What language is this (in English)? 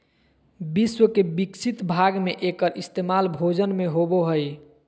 Magahi